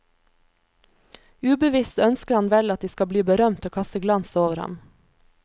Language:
Norwegian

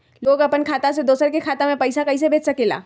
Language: Magahi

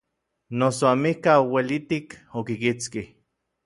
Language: Orizaba Nahuatl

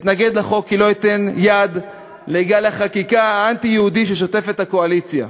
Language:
Hebrew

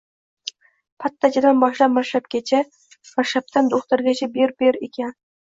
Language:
Uzbek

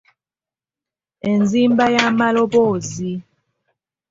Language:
Ganda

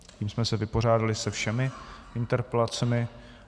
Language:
Czech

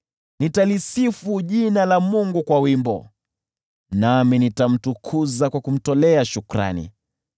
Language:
Swahili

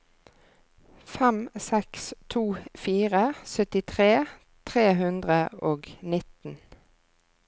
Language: Norwegian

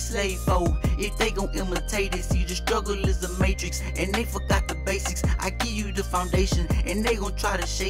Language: English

